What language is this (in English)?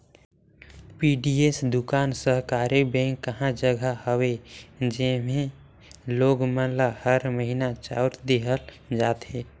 Chhattisgarhi